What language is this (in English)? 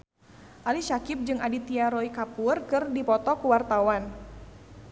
Sundanese